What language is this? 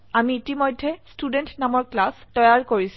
Assamese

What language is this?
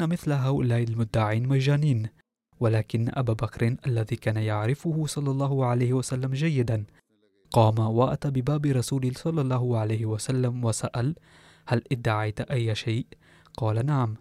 Arabic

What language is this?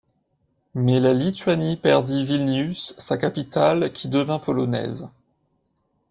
French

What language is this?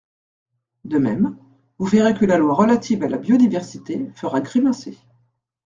French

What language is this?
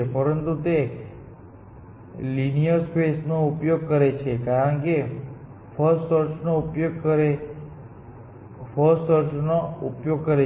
Gujarati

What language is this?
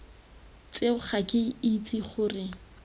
Tswana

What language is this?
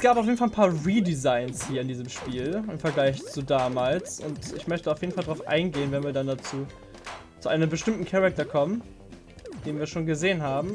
German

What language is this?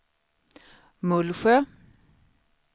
Swedish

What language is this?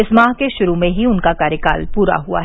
Hindi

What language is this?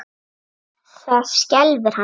Icelandic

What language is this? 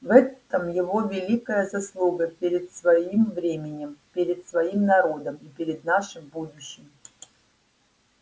Russian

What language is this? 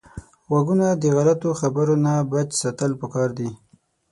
Pashto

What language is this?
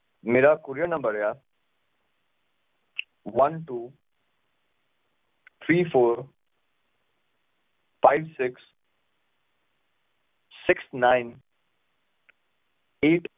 Punjabi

